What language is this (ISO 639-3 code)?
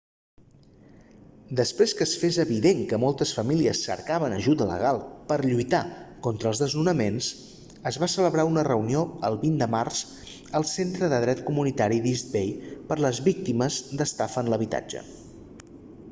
cat